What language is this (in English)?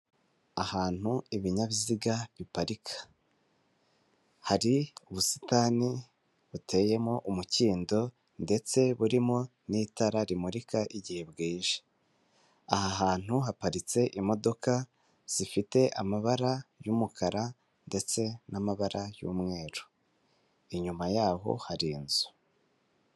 Kinyarwanda